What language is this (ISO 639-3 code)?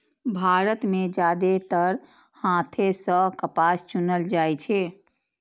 mai